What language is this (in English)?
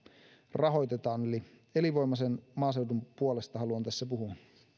Finnish